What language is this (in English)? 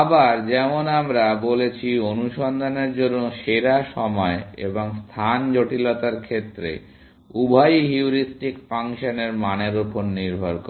Bangla